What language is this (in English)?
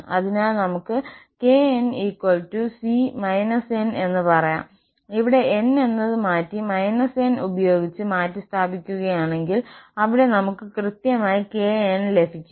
Malayalam